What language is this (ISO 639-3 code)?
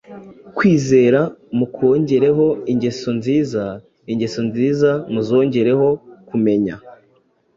kin